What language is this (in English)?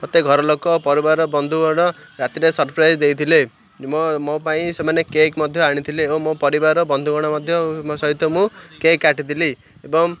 Odia